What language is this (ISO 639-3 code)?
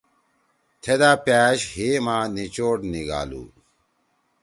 trw